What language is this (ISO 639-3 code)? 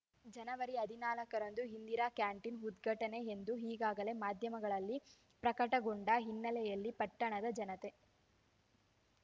kan